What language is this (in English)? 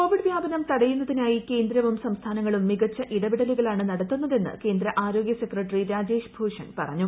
Malayalam